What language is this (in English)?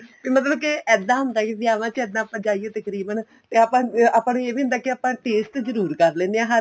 Punjabi